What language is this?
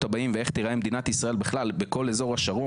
Hebrew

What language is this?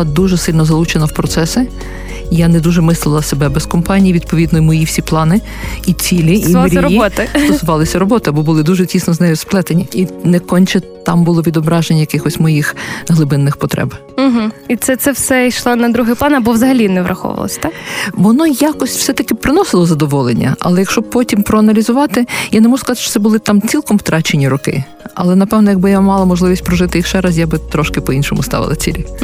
Ukrainian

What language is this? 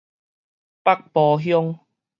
Min Nan Chinese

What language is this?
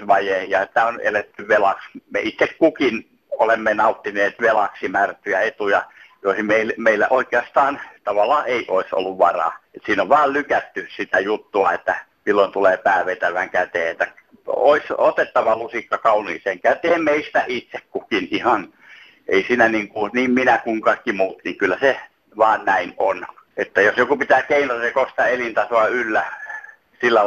Finnish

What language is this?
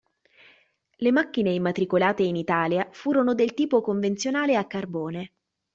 Italian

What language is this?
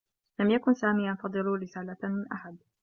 Arabic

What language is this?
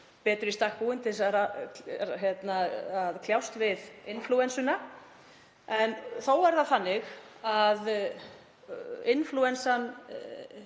Icelandic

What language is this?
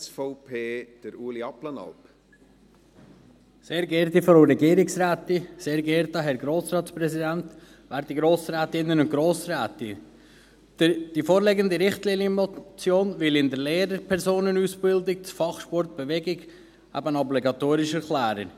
Swiss German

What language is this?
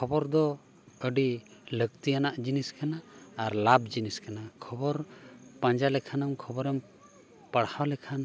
Santali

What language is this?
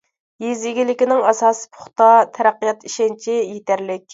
Uyghur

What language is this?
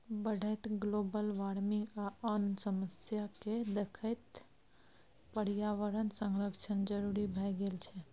Maithili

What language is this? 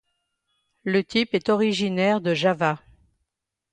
French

